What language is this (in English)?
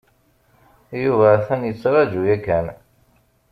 Kabyle